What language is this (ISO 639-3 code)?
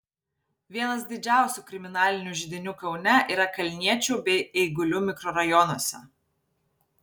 lit